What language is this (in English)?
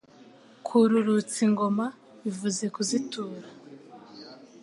Kinyarwanda